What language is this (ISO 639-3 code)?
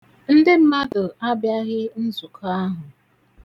ibo